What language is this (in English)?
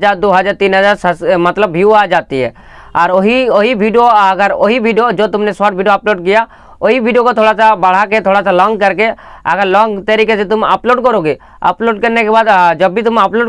Hindi